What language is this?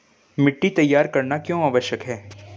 Hindi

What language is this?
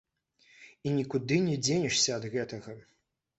Belarusian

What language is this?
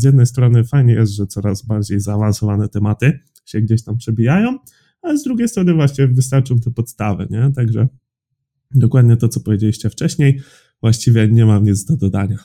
Polish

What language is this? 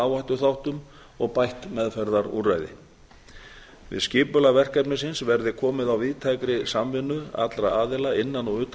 Icelandic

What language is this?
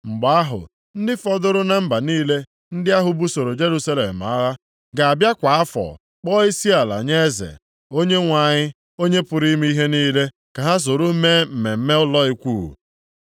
Igbo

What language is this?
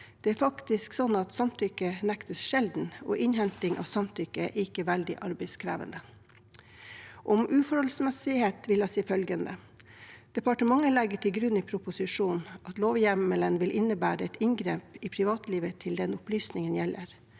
Norwegian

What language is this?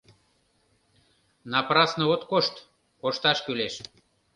Mari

